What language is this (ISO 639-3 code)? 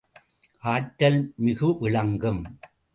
tam